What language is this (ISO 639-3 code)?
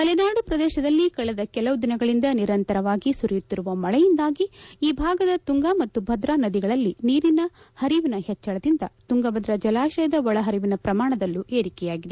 kan